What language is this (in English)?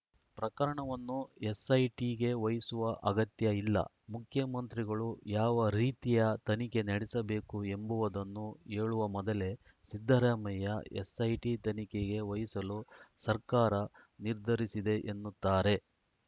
Kannada